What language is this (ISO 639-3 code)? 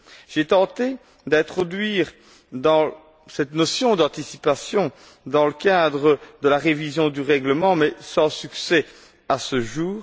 fra